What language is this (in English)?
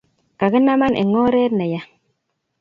Kalenjin